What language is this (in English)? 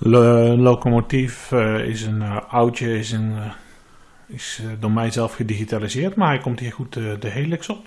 Dutch